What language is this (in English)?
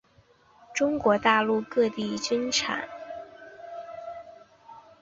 Chinese